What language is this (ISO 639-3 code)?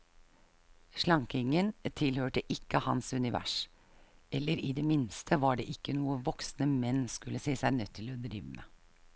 nor